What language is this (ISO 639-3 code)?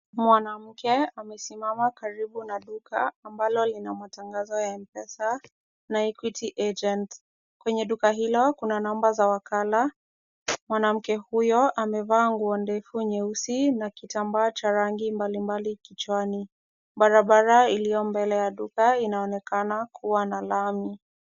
swa